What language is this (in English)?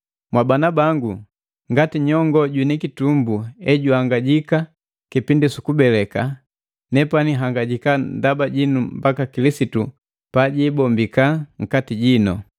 Matengo